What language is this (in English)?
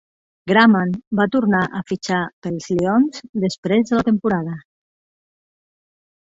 Catalan